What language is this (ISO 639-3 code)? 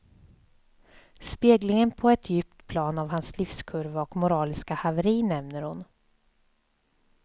swe